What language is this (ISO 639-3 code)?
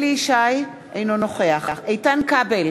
heb